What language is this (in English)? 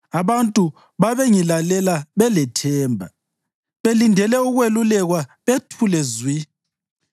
North Ndebele